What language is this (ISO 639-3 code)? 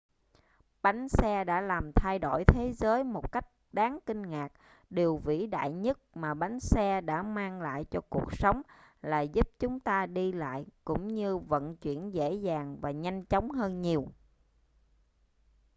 vie